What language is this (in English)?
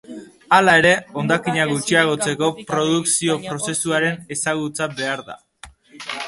Basque